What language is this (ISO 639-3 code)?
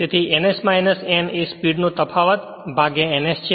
guj